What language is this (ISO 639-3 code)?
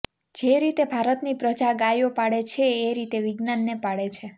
guj